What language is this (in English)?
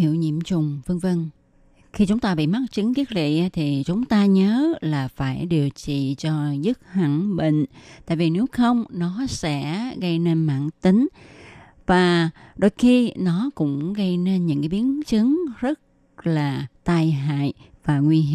Vietnamese